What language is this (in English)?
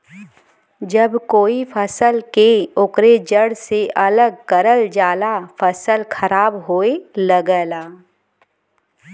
Bhojpuri